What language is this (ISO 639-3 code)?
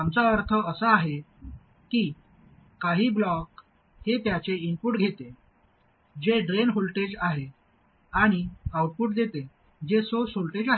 mar